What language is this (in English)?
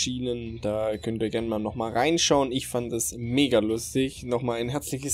German